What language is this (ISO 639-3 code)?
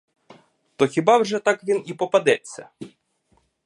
ukr